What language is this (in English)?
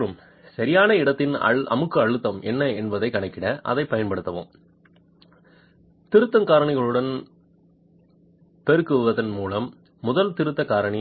Tamil